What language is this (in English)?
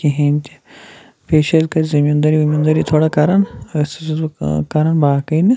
Kashmiri